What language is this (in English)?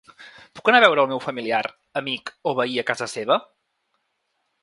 Catalan